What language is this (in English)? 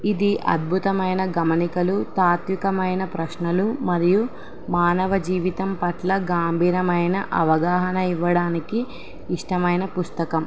Telugu